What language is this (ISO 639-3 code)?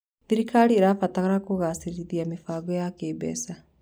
kik